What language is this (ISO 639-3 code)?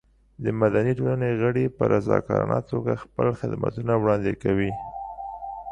pus